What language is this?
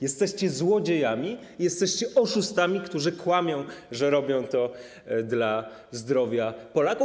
Polish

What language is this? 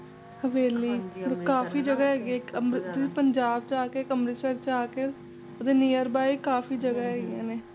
Punjabi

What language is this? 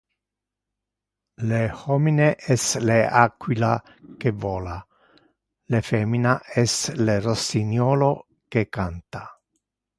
Interlingua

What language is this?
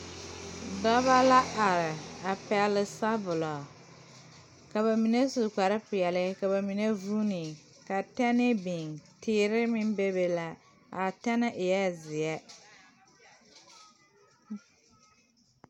Southern Dagaare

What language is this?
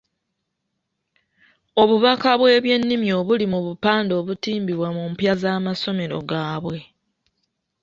Ganda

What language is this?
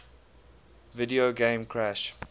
English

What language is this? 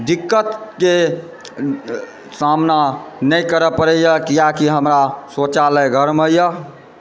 Maithili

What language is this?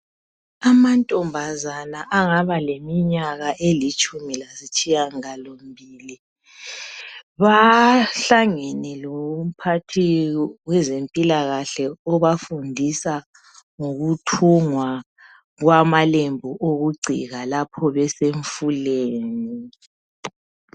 North Ndebele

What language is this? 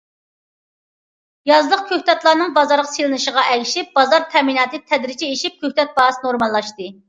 Uyghur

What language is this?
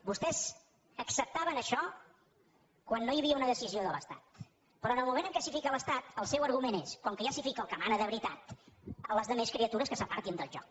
Catalan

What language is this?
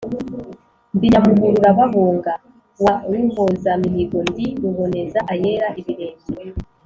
Kinyarwanda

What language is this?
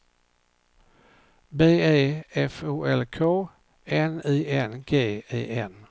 Swedish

